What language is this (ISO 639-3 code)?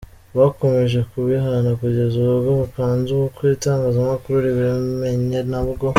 kin